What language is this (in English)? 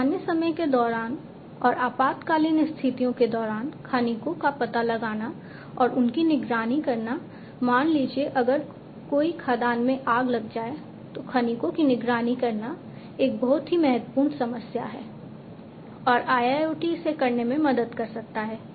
Hindi